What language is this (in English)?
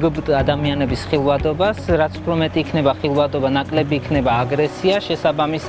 Georgian